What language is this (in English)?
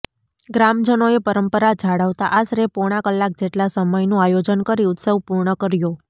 Gujarati